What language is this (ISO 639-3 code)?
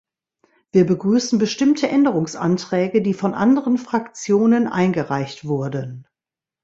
deu